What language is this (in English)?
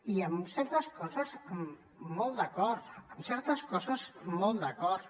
Catalan